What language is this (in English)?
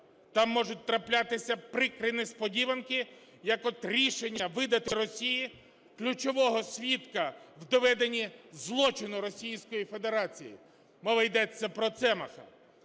Ukrainian